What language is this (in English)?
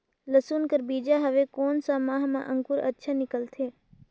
Chhattisgarhi